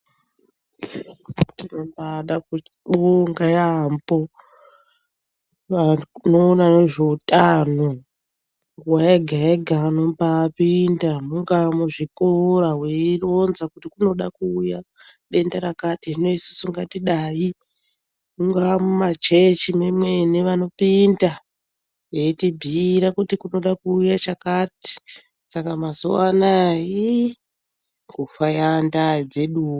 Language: Ndau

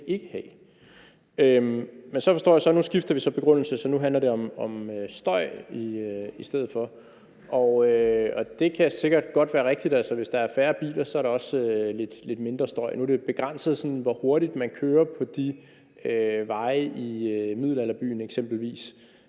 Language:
Danish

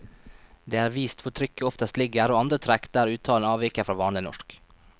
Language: Norwegian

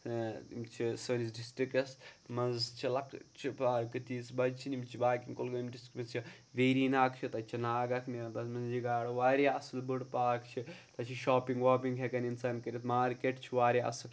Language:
Kashmiri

